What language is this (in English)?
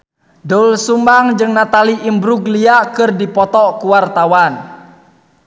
Sundanese